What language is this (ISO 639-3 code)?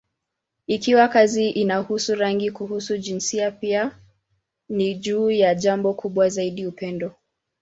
swa